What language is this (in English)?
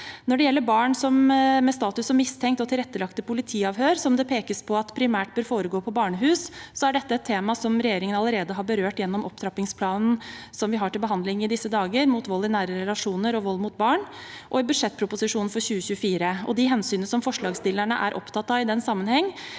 Norwegian